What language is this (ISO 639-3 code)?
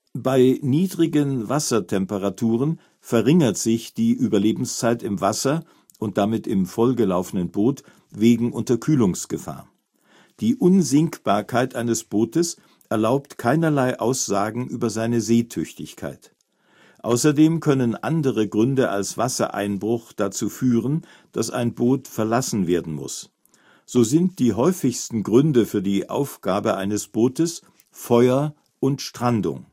deu